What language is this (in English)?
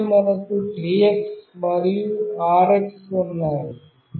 Telugu